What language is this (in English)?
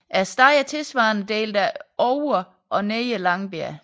Danish